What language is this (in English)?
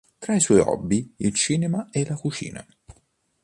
Italian